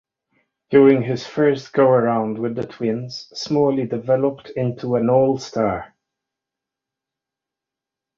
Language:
English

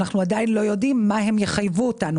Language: Hebrew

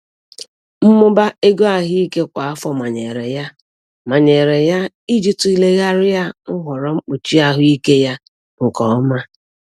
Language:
Igbo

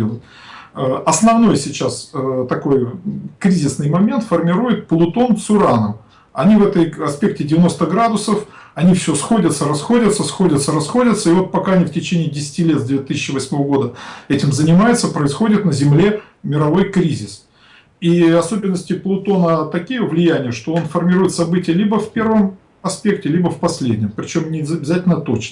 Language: Russian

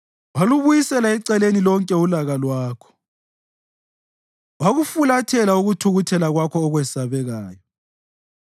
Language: North Ndebele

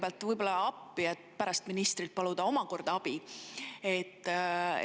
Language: Estonian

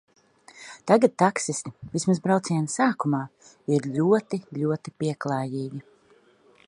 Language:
Latvian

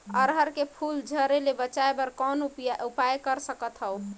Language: Chhattisgarhi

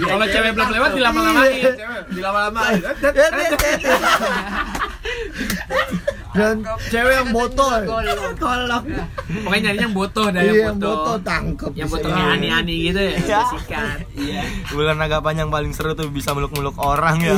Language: Indonesian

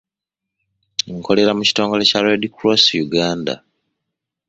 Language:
Ganda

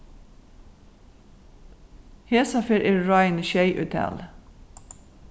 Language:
Faroese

